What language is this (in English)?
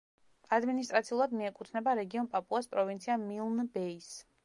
Georgian